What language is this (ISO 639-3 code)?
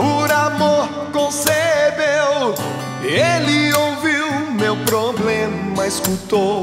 por